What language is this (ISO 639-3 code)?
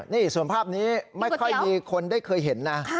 tha